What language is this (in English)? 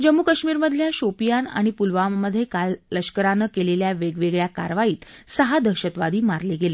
Marathi